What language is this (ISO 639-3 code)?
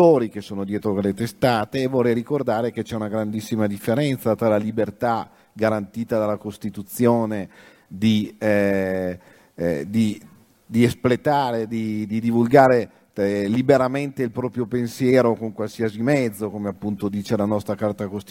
ita